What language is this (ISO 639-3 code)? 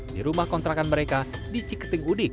ind